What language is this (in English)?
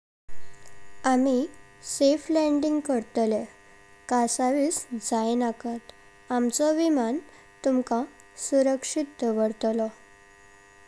Konkani